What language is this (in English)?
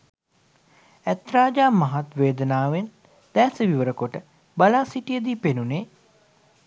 Sinhala